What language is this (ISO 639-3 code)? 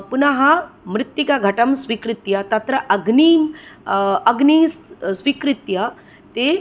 san